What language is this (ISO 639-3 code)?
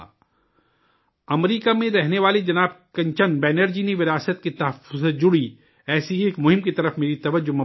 urd